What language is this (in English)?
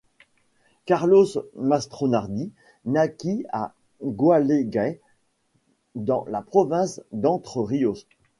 French